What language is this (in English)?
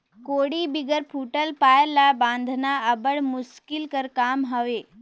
Chhattisgarhi